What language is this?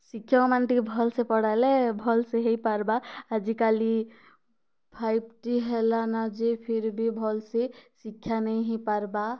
Odia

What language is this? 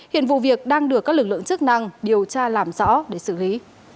Vietnamese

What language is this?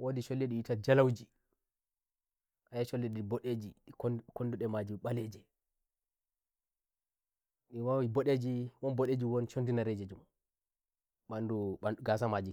Nigerian Fulfulde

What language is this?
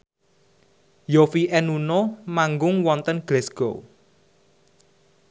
Javanese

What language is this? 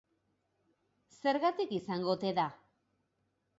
Basque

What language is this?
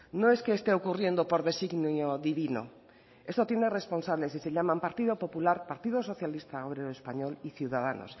Spanish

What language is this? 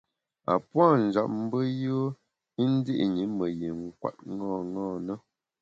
Bamun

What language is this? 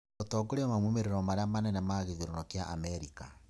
Kikuyu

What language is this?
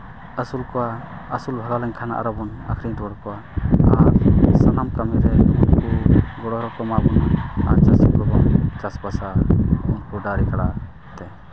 Santali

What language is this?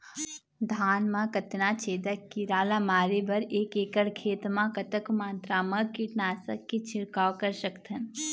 Chhattisgarhi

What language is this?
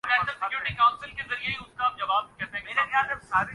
Urdu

